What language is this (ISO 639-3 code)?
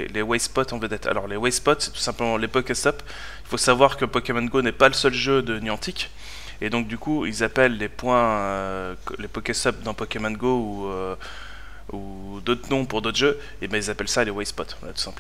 fra